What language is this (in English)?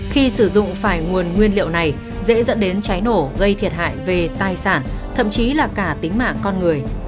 Vietnamese